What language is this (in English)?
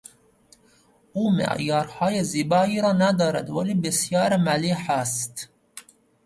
Persian